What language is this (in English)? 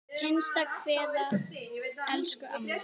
Icelandic